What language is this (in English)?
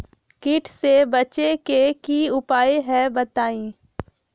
Magahi